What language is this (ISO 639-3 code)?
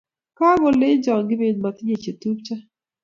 kln